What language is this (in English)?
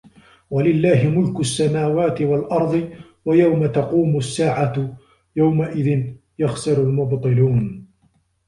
Arabic